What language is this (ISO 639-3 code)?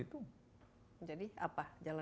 ind